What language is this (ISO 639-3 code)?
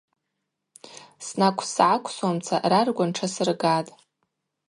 abq